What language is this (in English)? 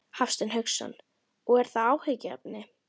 Icelandic